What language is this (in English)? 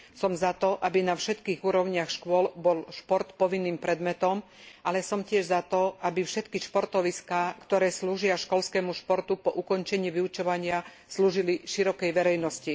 Slovak